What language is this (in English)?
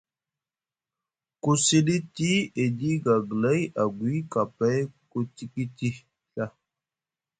Musgu